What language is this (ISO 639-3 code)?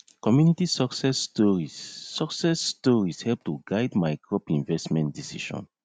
pcm